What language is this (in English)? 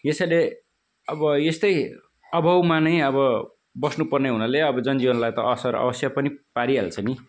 Nepali